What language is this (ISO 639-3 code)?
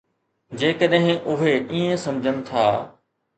snd